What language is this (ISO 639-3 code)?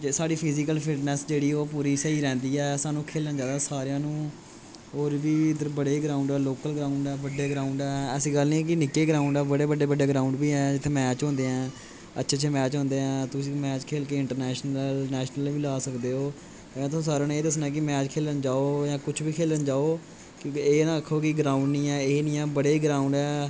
doi